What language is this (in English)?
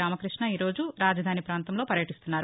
Telugu